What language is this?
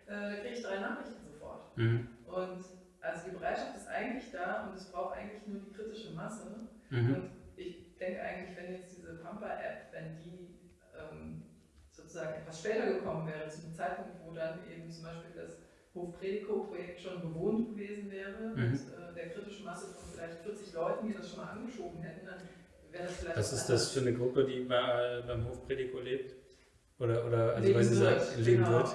German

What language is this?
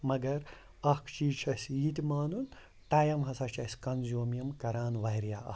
Kashmiri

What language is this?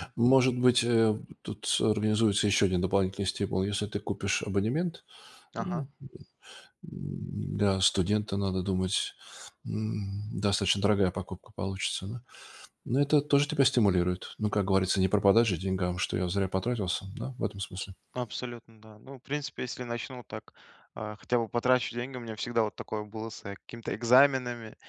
Russian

